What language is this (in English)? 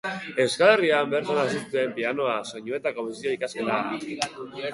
Basque